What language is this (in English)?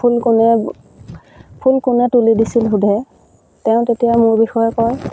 Assamese